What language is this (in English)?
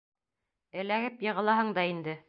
Bashkir